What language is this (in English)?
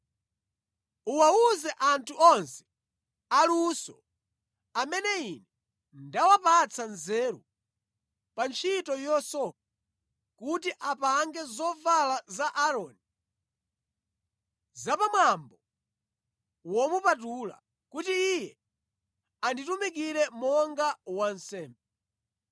Nyanja